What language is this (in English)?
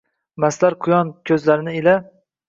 Uzbek